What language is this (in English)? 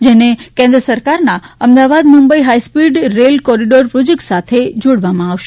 Gujarati